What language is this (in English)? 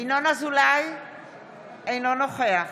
Hebrew